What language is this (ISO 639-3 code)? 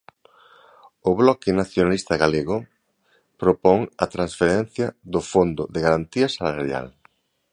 glg